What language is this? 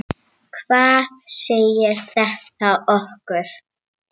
Icelandic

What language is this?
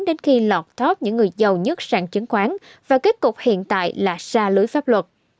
Vietnamese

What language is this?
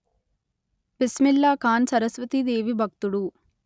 Telugu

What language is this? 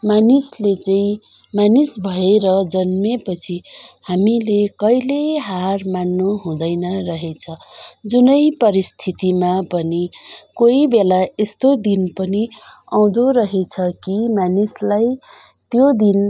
Nepali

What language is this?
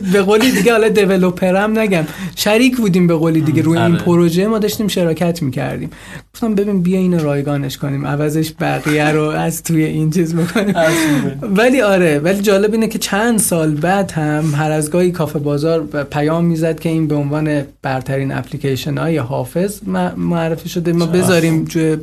Persian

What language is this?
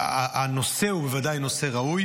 Hebrew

